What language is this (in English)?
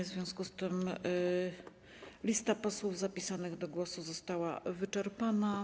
Polish